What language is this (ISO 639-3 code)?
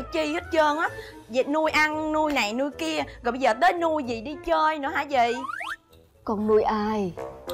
vie